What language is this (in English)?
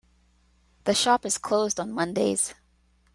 English